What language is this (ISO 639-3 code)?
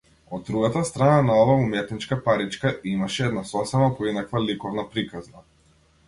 mkd